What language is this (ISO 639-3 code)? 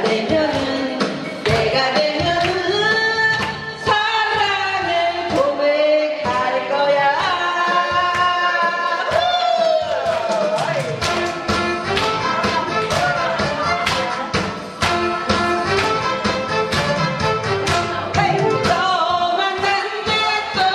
kor